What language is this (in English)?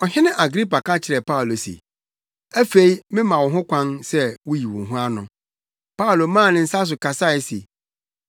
Akan